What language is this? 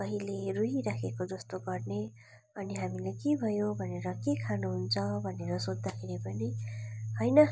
Nepali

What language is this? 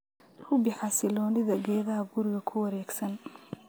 Somali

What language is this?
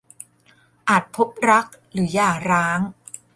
Thai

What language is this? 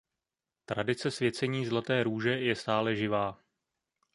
Czech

